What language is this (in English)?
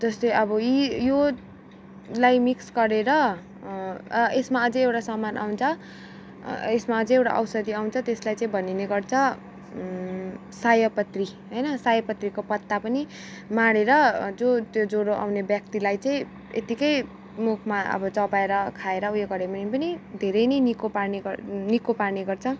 Nepali